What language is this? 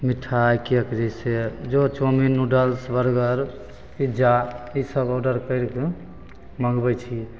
Maithili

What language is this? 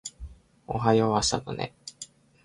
Japanese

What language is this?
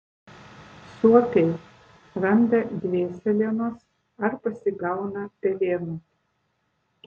Lithuanian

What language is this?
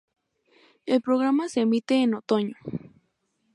Spanish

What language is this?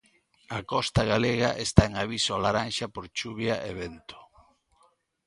Galician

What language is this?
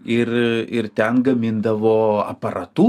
Lithuanian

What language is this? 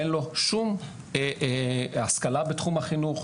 Hebrew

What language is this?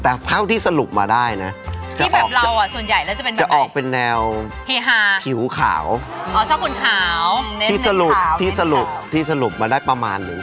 Thai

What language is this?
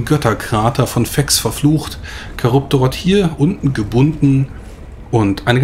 German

